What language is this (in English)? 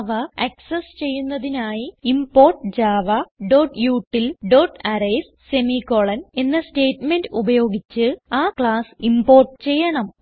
Malayalam